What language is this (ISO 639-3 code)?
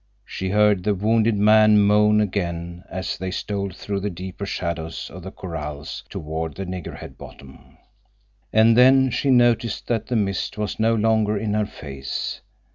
eng